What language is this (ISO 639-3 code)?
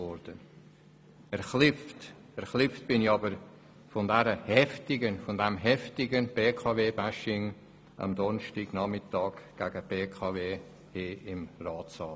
gsw